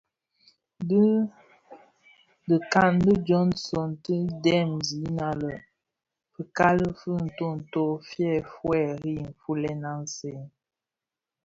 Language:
Bafia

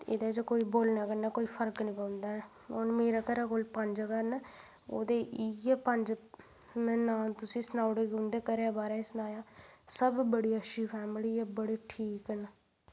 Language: Dogri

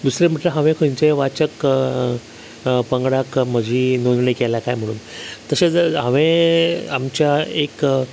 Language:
Konkani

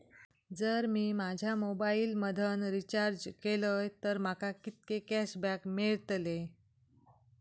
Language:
Marathi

